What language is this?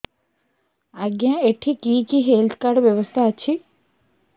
Odia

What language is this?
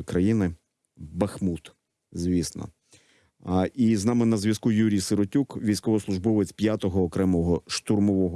Ukrainian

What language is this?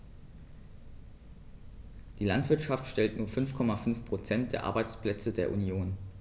German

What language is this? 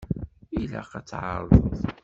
Kabyle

